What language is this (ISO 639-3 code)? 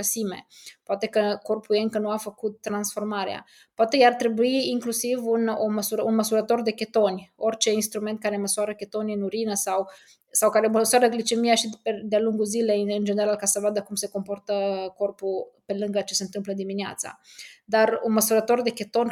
ron